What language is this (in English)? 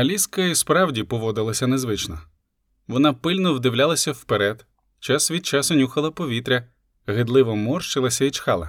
Ukrainian